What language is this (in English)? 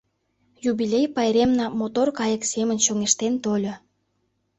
Mari